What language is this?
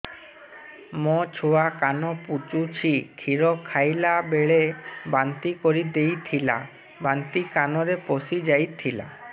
Odia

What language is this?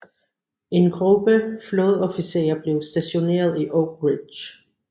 Danish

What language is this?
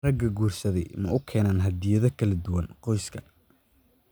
Somali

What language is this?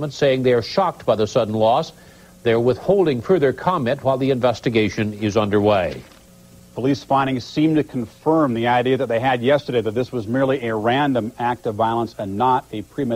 Persian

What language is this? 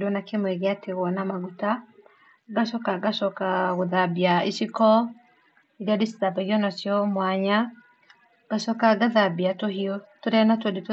Kikuyu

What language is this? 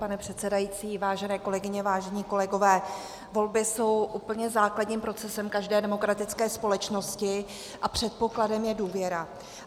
Czech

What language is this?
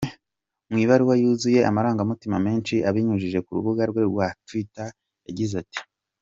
Kinyarwanda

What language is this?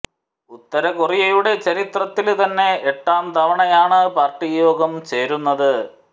Malayalam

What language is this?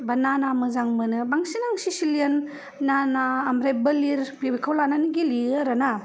Bodo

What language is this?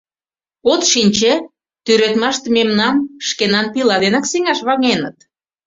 Mari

